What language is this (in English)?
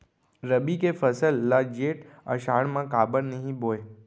Chhattisgarhi